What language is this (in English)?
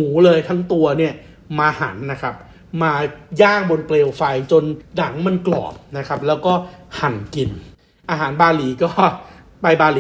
Thai